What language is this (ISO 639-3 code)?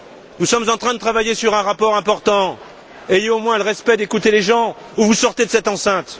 fra